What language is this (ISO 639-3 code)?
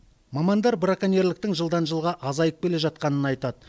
kaz